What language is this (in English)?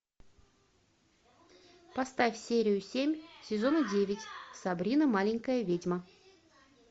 Russian